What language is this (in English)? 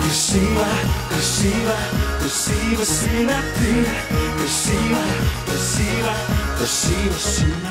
Slovak